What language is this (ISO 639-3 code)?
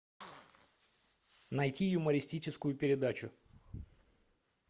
rus